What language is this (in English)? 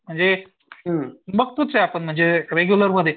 Marathi